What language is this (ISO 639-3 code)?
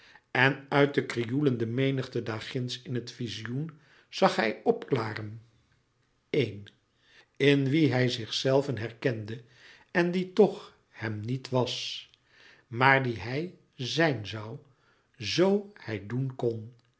nld